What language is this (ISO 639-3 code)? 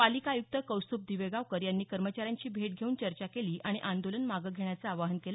mar